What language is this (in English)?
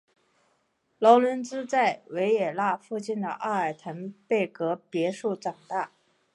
Chinese